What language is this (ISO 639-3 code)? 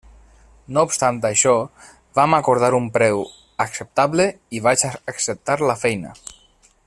cat